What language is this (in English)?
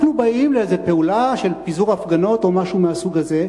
Hebrew